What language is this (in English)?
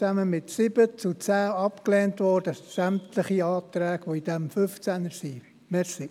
Swiss German